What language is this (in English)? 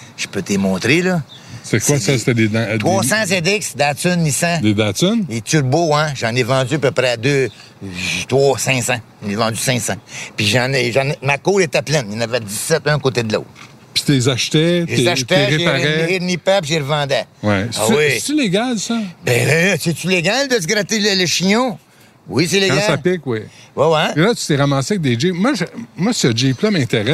French